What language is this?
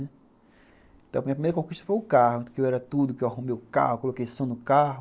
Portuguese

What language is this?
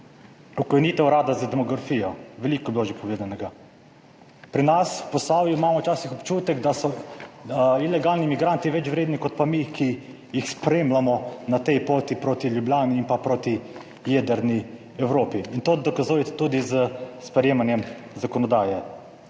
Slovenian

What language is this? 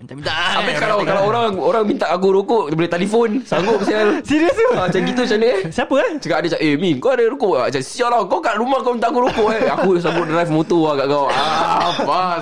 Malay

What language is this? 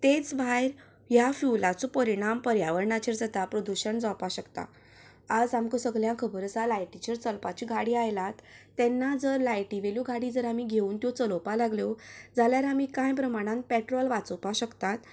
Konkani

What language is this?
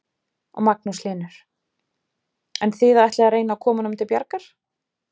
Icelandic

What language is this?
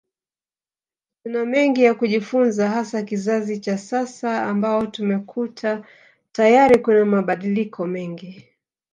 Swahili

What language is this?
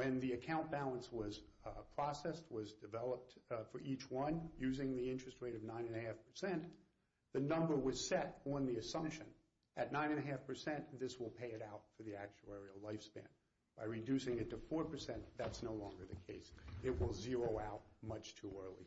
English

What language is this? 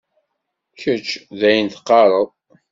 Kabyle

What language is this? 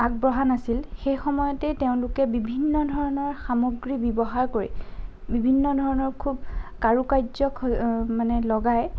Assamese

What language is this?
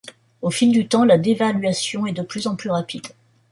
French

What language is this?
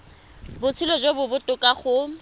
Tswana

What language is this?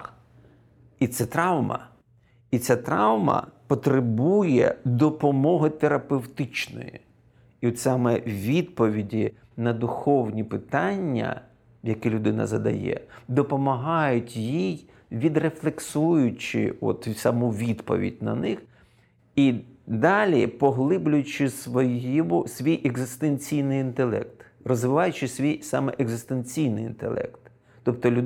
Ukrainian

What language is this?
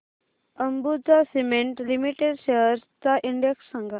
Marathi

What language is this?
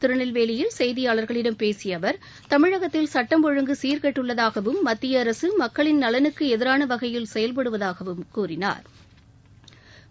Tamil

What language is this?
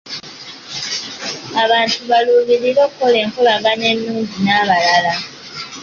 Ganda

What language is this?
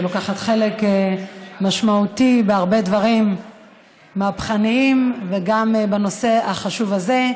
Hebrew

